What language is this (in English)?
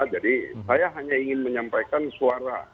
Indonesian